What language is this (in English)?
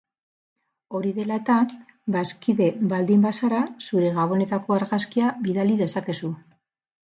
Basque